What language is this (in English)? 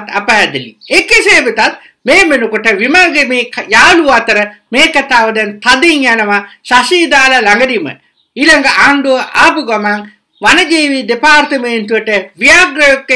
Korean